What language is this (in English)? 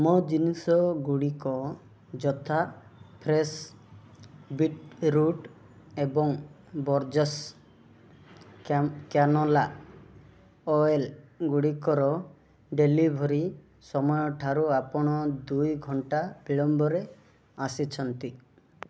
Odia